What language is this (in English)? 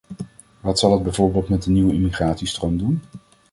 Dutch